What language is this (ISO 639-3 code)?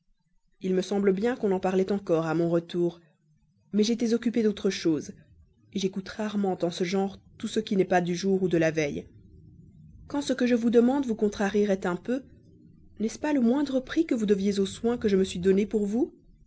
fra